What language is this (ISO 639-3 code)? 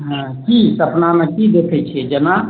mai